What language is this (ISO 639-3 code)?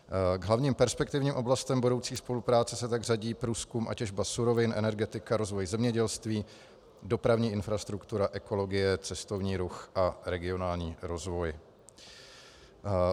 ces